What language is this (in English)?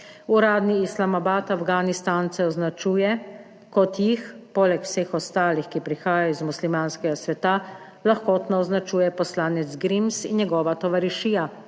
Slovenian